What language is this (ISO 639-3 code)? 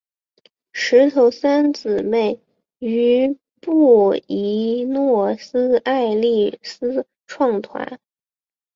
zho